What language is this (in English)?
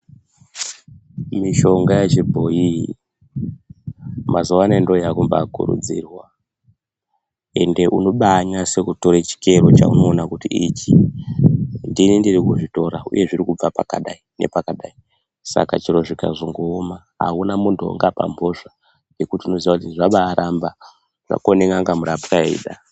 Ndau